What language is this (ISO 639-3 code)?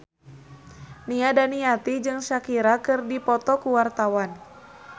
sun